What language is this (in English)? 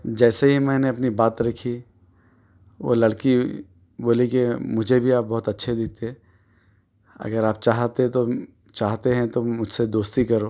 Urdu